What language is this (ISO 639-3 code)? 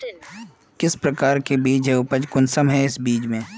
mag